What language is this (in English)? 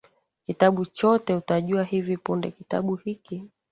Swahili